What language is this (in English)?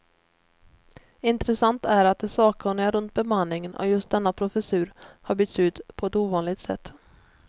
Swedish